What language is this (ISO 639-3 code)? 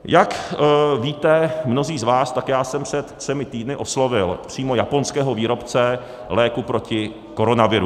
ces